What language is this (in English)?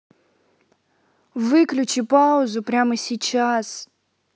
Russian